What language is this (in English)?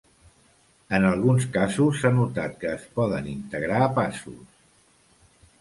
Catalan